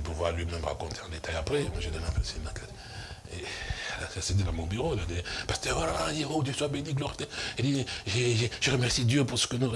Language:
French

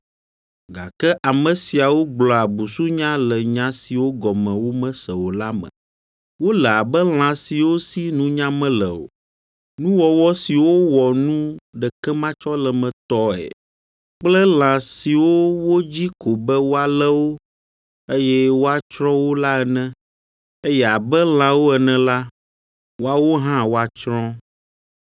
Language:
Ewe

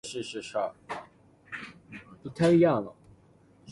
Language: Cantonese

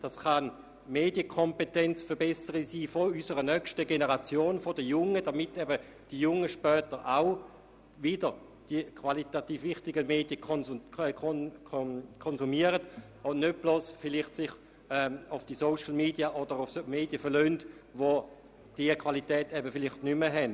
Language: Swiss German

